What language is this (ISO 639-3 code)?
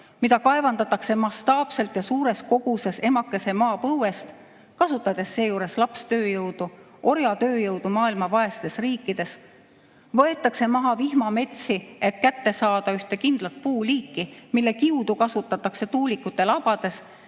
est